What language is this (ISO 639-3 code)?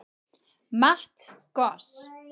isl